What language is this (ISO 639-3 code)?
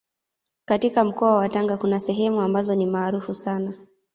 swa